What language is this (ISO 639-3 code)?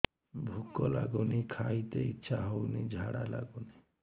ori